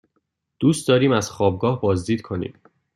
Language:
Persian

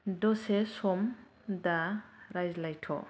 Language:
Bodo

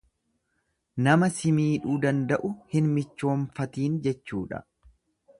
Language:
Oromo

